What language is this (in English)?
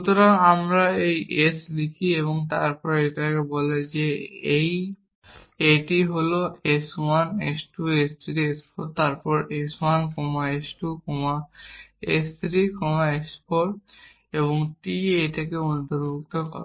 Bangla